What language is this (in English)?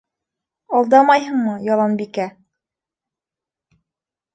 Bashkir